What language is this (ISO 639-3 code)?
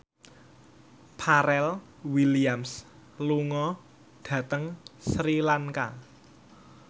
jav